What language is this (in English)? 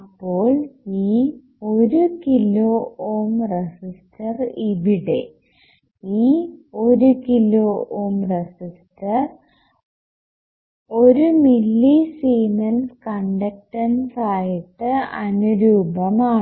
Malayalam